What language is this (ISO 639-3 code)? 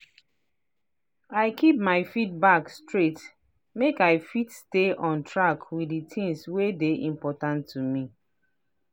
pcm